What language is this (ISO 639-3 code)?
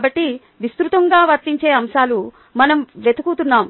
tel